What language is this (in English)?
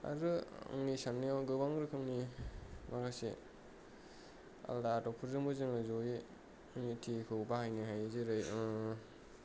Bodo